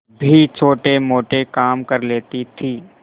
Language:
Hindi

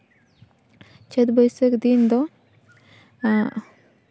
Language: Santali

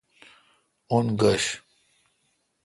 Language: Kalkoti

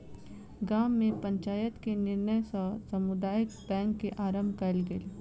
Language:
Maithili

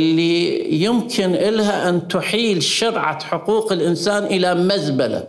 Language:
Arabic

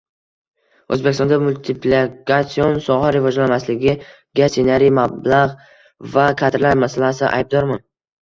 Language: Uzbek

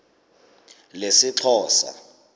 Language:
Xhosa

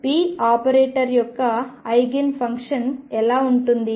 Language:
Telugu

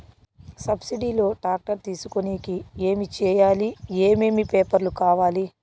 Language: Telugu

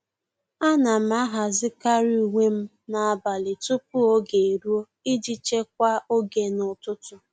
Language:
Igbo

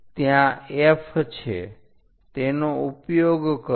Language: Gujarati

